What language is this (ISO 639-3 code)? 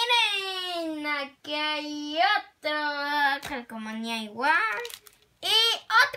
spa